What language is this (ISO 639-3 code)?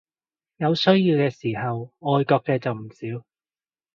yue